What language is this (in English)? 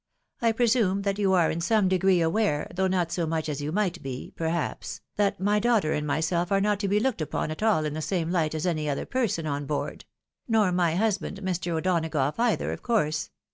English